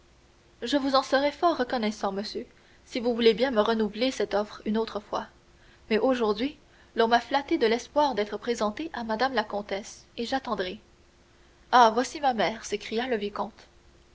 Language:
French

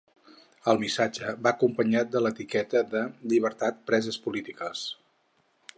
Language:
Catalan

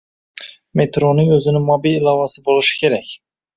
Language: Uzbek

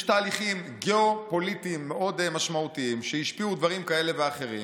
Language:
Hebrew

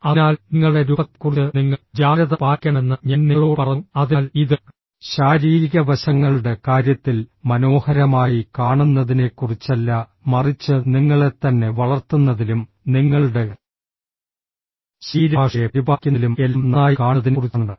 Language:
Malayalam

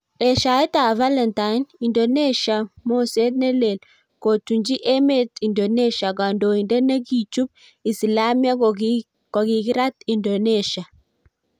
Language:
Kalenjin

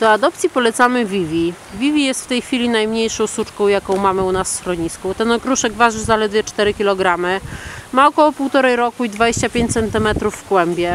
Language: Polish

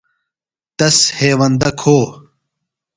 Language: Phalura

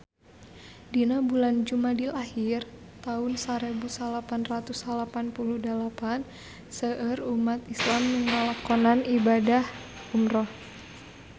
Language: Sundanese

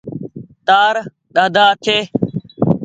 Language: Goaria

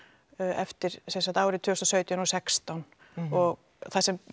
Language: Icelandic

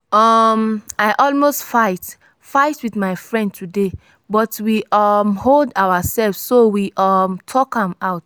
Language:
Nigerian Pidgin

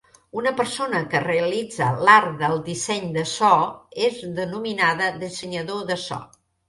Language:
Catalan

